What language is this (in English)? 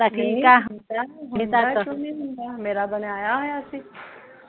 Punjabi